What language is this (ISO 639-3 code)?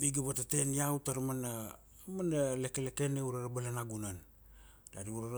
ksd